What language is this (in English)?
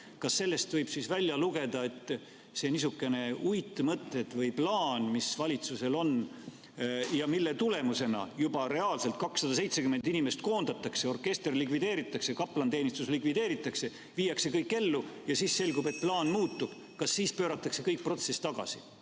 Estonian